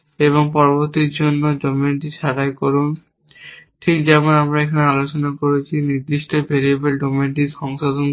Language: Bangla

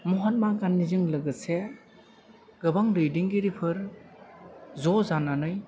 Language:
Bodo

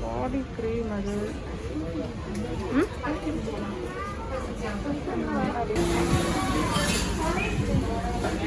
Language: English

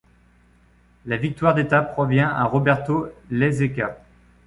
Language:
French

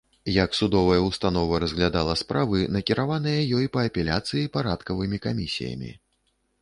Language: Belarusian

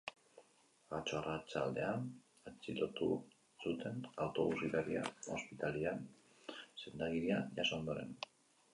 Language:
Basque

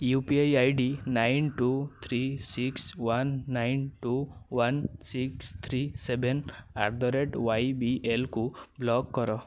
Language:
Odia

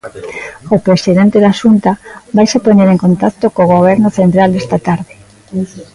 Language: Galician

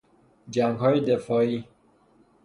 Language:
Persian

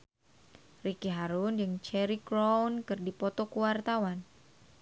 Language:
Sundanese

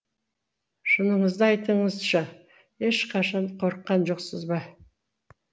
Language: Kazakh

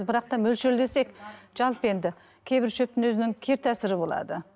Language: Kazakh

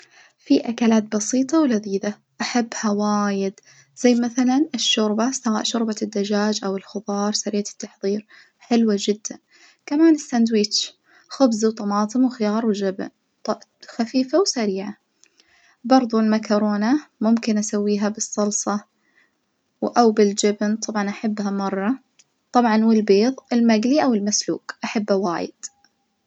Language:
Najdi Arabic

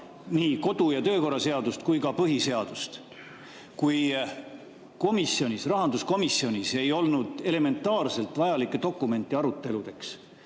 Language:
Estonian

